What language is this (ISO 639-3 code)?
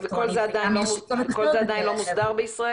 heb